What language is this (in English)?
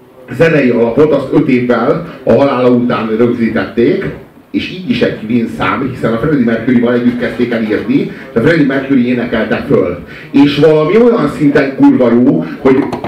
Hungarian